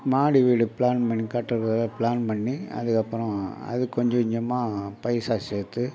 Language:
Tamil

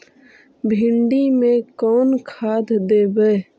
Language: Magahi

